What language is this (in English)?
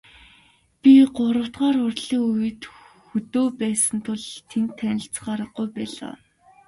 Mongolian